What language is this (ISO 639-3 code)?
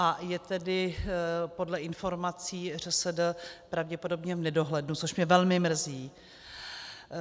ces